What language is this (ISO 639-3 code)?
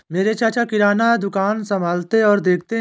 hin